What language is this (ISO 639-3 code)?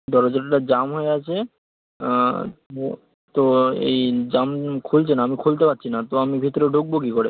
ben